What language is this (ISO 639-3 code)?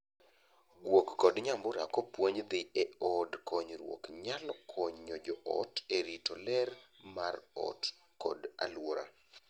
luo